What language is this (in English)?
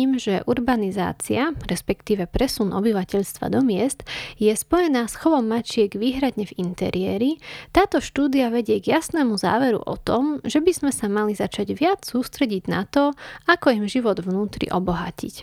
Slovak